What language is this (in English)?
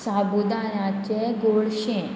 Konkani